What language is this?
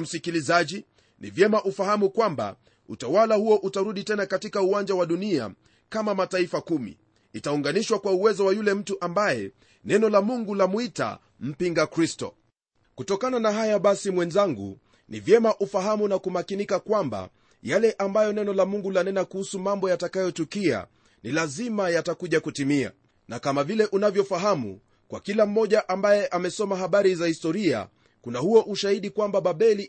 Swahili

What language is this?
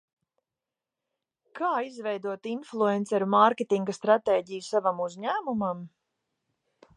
Latvian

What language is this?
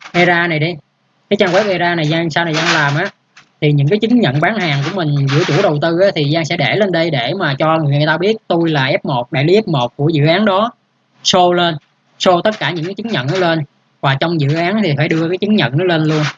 Vietnamese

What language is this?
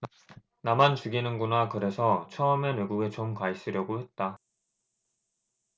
Korean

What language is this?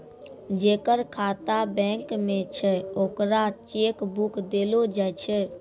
Maithili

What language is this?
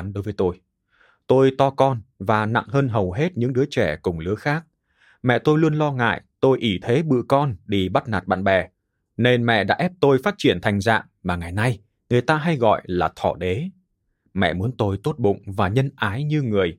Vietnamese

